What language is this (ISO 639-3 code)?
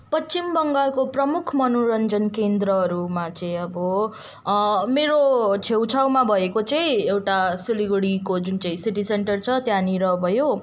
nep